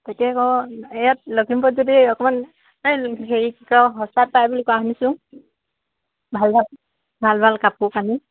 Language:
Assamese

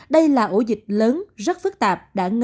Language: Vietnamese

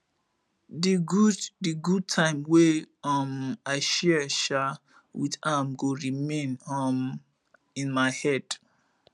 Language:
Nigerian Pidgin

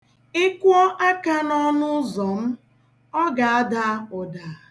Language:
Igbo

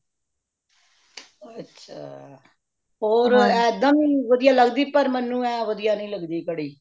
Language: Punjabi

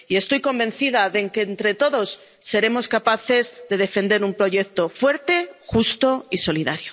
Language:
Spanish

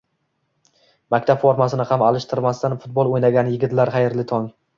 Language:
Uzbek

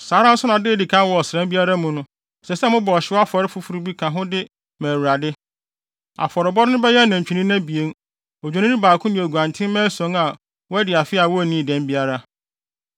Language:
Akan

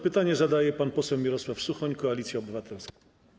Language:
Polish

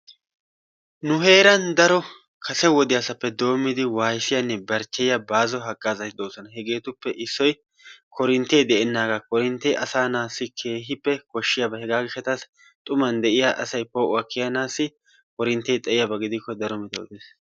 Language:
Wolaytta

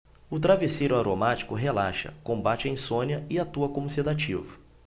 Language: Portuguese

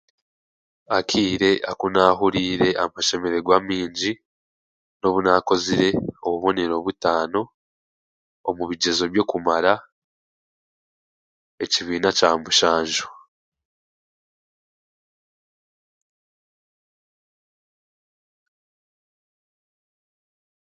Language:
Chiga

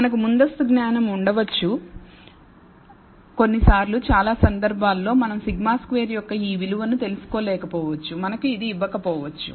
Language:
Telugu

